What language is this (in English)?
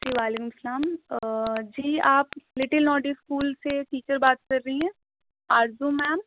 Urdu